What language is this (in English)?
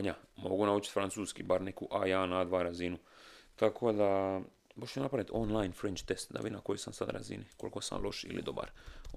Croatian